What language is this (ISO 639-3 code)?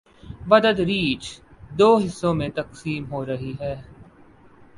urd